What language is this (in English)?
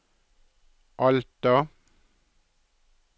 Norwegian